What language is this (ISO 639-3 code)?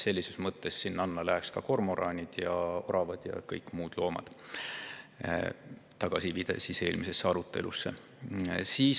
est